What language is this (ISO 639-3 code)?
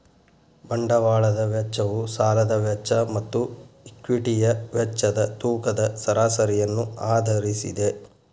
kan